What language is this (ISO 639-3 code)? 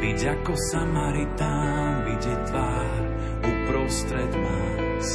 slk